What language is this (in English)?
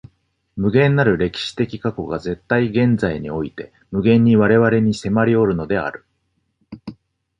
Japanese